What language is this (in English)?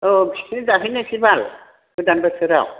Bodo